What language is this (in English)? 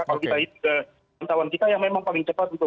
Indonesian